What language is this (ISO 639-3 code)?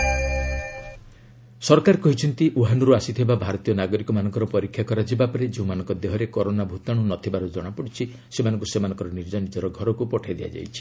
ori